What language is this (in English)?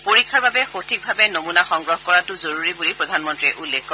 Assamese